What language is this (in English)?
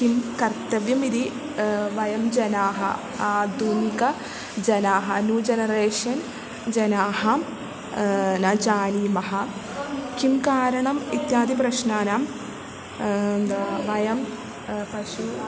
Sanskrit